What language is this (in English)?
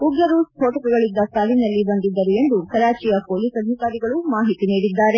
Kannada